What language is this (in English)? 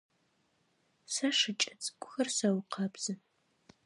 Adyghe